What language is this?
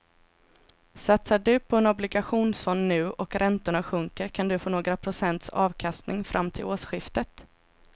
Swedish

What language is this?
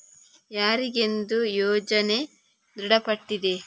Kannada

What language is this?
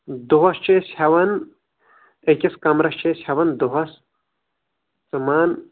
Kashmiri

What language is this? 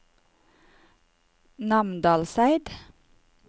Norwegian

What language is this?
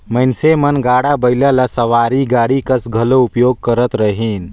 Chhattisgarhi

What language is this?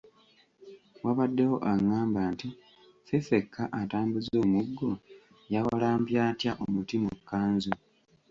Ganda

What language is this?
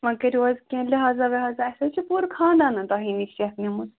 Kashmiri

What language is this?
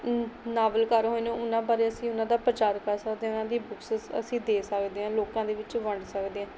Punjabi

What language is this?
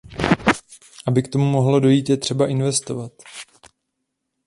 Czech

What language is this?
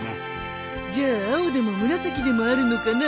Japanese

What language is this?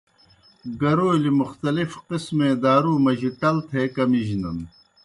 Kohistani Shina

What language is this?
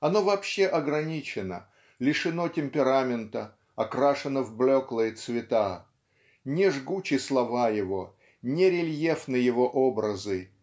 Russian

